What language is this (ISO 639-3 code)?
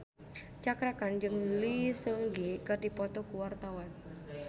sun